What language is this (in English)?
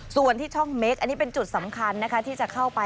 Thai